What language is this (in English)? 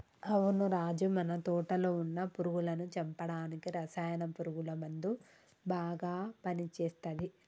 Telugu